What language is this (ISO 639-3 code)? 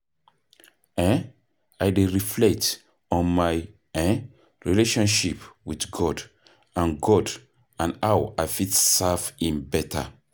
pcm